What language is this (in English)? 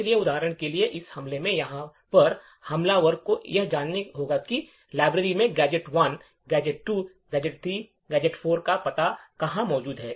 Hindi